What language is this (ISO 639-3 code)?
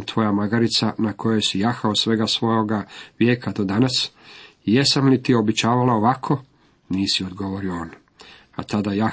hrv